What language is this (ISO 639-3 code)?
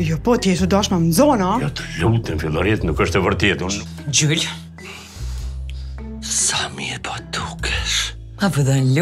ron